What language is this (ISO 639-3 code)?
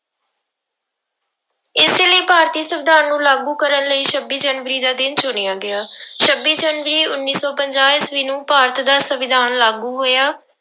pan